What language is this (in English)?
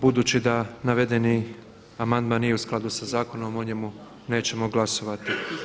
Croatian